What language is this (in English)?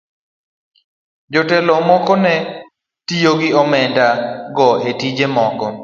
Luo (Kenya and Tanzania)